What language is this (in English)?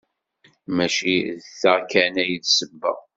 Kabyle